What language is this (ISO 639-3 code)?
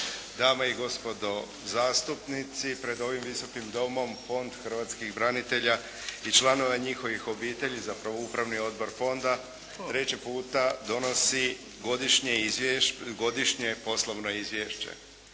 hrv